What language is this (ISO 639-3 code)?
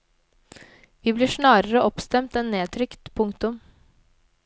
nor